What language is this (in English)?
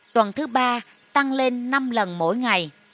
Vietnamese